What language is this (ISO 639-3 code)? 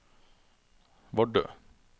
nor